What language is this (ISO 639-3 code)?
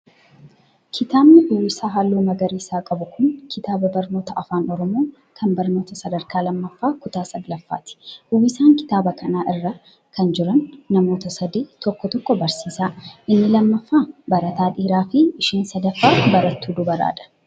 orm